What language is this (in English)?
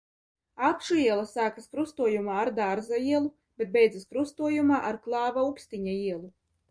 Latvian